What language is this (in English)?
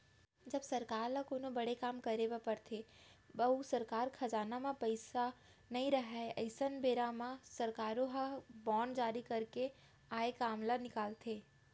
Chhattisgarhi